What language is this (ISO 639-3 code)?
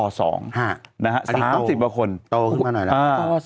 tha